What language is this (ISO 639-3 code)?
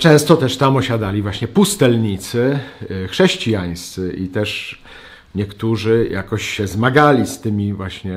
pol